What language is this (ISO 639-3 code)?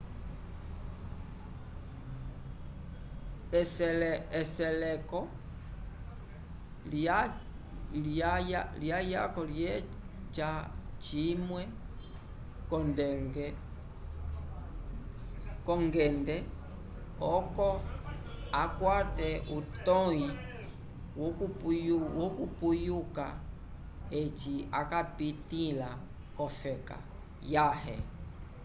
umb